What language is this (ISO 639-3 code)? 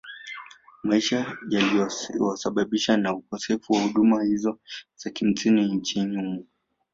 swa